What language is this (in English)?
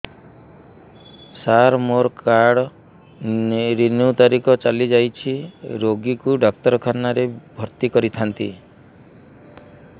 Odia